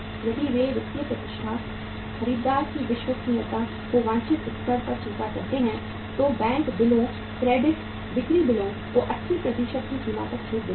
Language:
Hindi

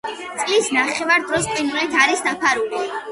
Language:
Georgian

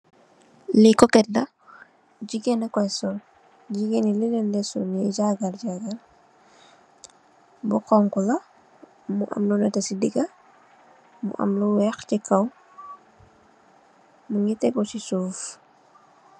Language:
Wolof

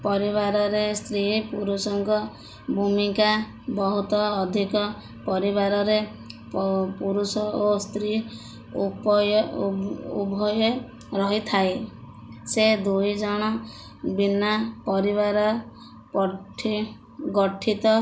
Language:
Odia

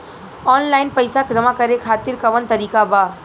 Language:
Bhojpuri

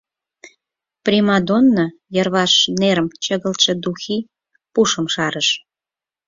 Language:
Mari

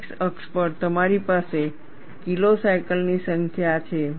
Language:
Gujarati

